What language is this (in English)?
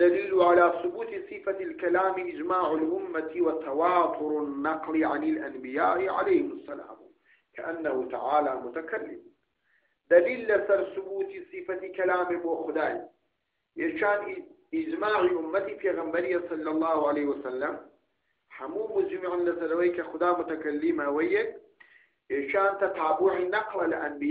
Arabic